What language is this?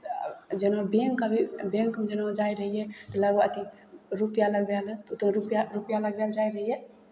Maithili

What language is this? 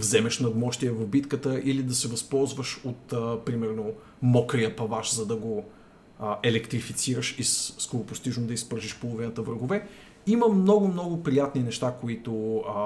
Bulgarian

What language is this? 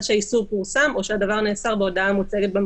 Hebrew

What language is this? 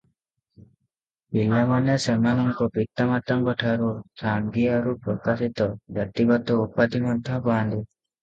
Odia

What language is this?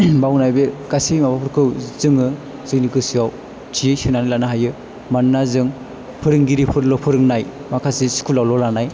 Bodo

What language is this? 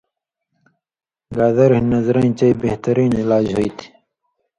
Indus Kohistani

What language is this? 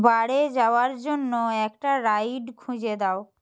Bangla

